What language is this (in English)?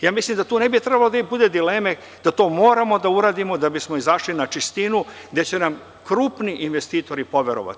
Serbian